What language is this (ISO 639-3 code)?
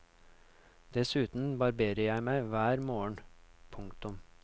nor